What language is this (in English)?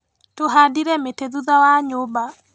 Kikuyu